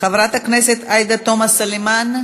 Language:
Hebrew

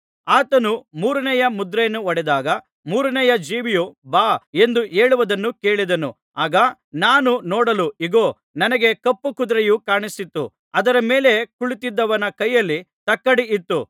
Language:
Kannada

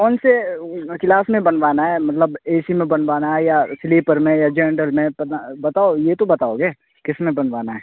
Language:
Urdu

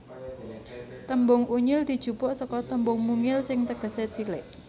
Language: Javanese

